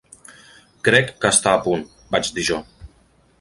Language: Catalan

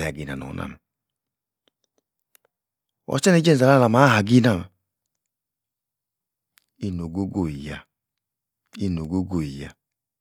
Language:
Yace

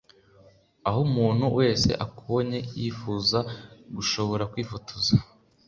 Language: Kinyarwanda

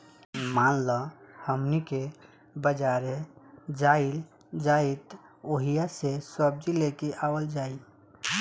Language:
Bhojpuri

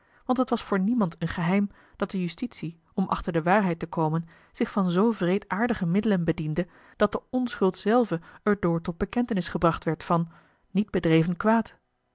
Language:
Dutch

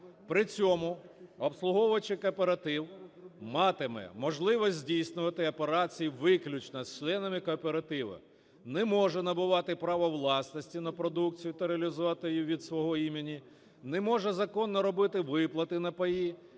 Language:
Ukrainian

